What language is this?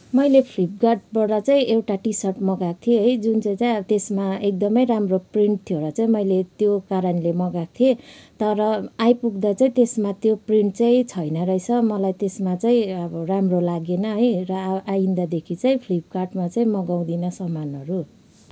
Nepali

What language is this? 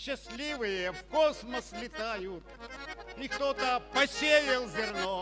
Russian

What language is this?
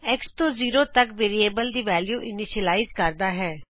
Punjabi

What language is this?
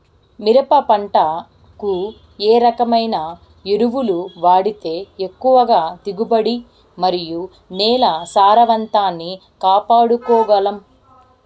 Telugu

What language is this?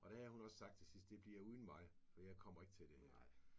Danish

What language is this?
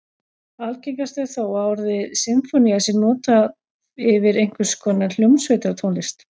Icelandic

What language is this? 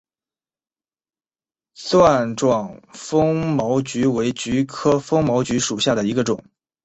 Chinese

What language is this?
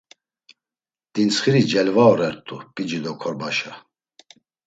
Laz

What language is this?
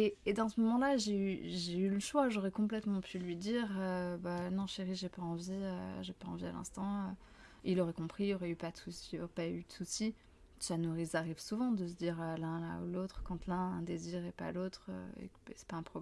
French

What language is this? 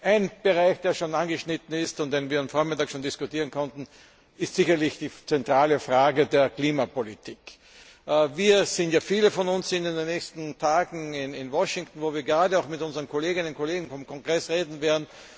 German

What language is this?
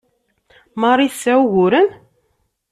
Kabyle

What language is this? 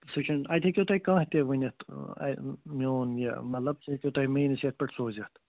Kashmiri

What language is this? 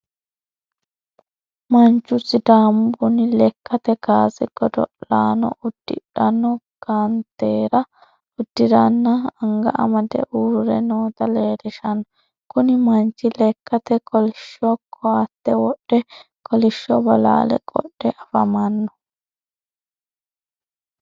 Sidamo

